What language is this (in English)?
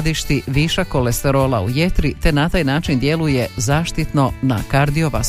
Croatian